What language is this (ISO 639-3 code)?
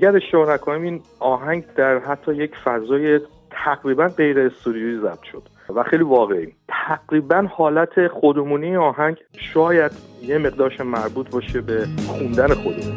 fas